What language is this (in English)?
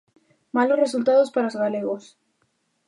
Galician